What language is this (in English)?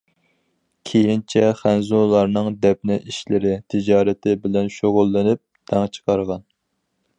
Uyghur